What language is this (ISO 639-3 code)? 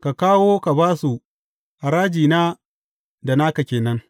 hau